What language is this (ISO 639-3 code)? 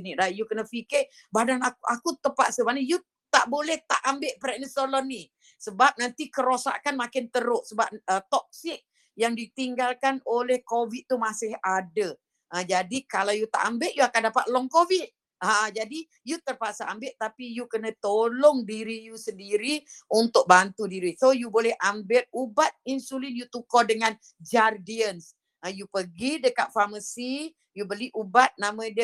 msa